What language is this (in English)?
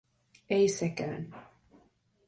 Finnish